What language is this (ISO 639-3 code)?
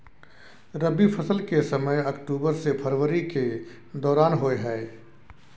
mai